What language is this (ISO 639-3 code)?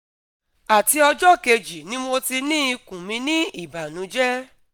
yor